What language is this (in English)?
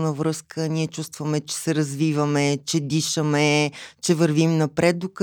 Bulgarian